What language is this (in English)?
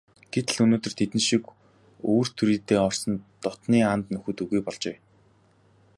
Mongolian